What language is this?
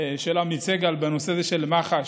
Hebrew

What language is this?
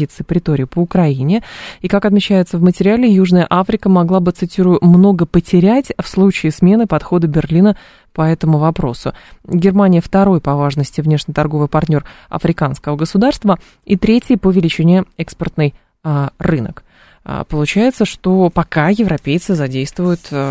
Russian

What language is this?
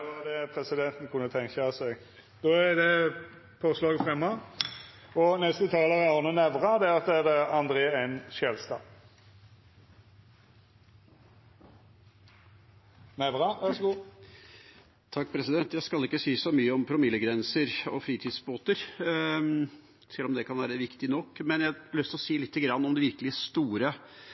Norwegian Bokmål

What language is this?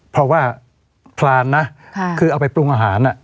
Thai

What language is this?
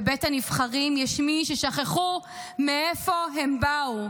Hebrew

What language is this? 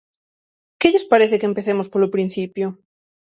Galician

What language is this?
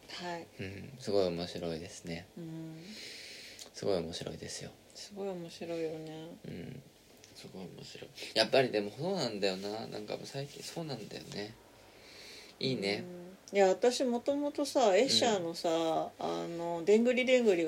Japanese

